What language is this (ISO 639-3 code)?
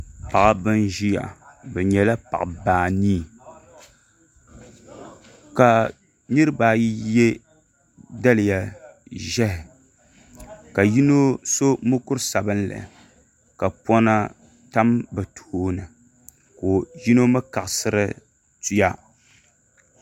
dag